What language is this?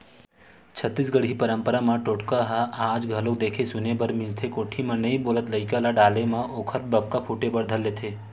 Chhattisgarhi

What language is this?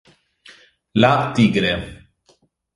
Italian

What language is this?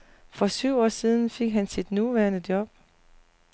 Danish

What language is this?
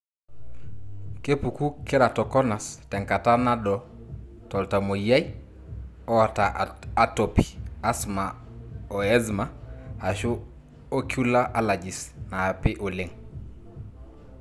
Masai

